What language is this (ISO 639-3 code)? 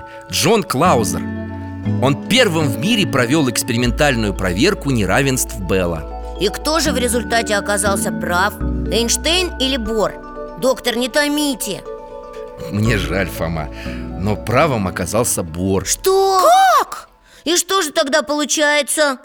rus